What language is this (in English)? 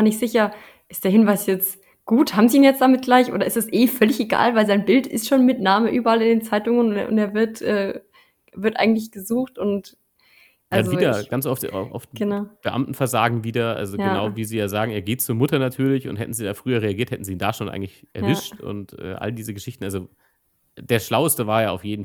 German